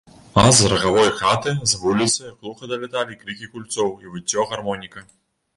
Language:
Belarusian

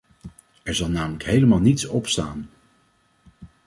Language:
Dutch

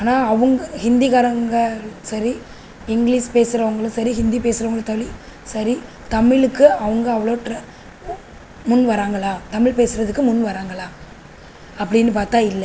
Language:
Tamil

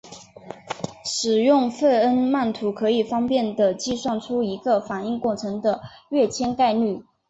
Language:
Chinese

